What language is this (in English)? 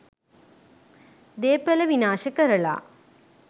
Sinhala